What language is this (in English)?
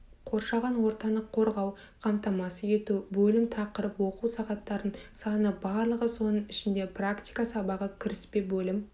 Kazakh